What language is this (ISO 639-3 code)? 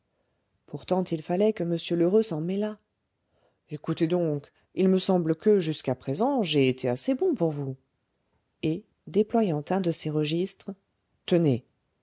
fra